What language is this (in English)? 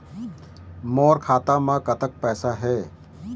Chhattisgarhi